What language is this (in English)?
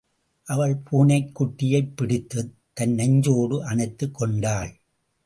Tamil